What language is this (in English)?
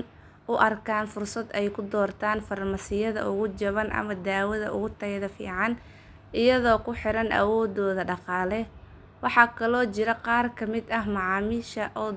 Somali